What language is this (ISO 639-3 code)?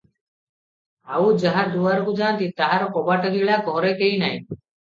ori